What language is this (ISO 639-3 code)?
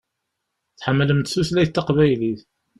kab